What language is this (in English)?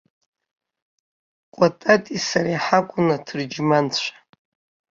Abkhazian